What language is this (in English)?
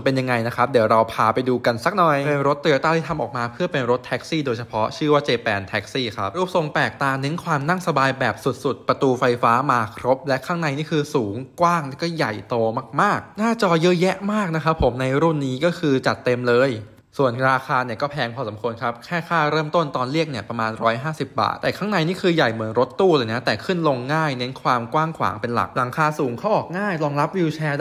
Thai